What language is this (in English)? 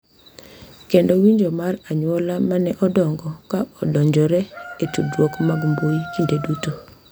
Luo (Kenya and Tanzania)